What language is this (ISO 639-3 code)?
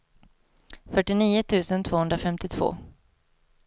swe